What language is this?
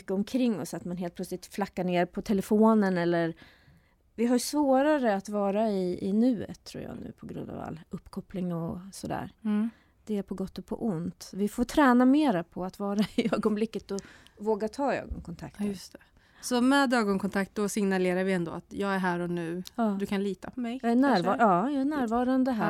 Swedish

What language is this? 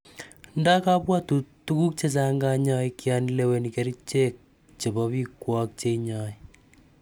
Kalenjin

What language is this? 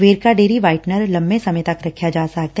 Punjabi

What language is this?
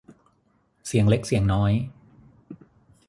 Thai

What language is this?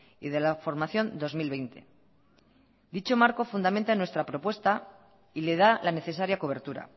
Spanish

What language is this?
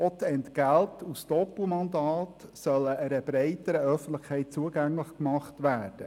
Swiss German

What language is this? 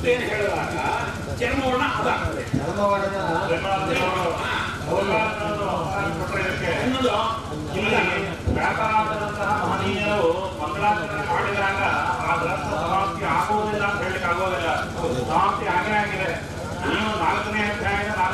Kannada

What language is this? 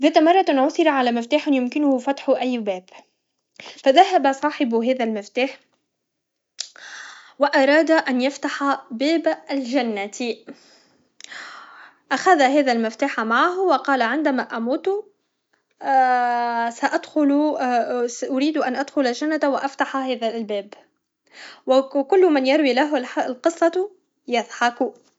Tunisian Arabic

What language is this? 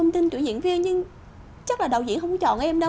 Vietnamese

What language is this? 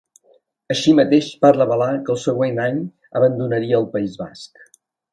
Catalan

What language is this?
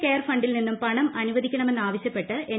Malayalam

